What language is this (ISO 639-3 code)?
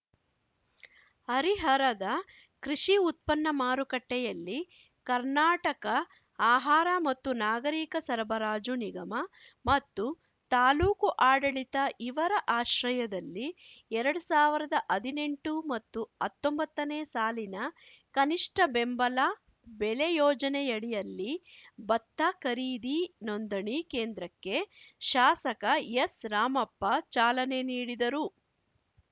kan